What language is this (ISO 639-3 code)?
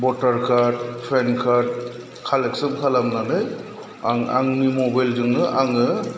brx